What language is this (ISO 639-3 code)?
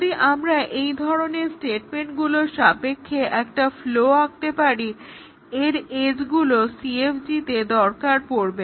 ben